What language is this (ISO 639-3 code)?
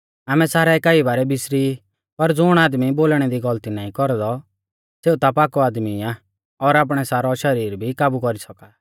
bfz